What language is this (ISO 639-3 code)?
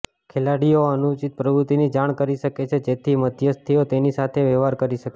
guj